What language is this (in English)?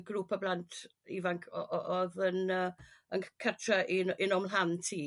Welsh